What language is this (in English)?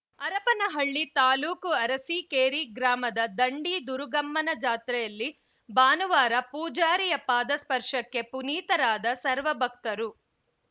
Kannada